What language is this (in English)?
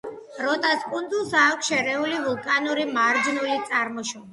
Georgian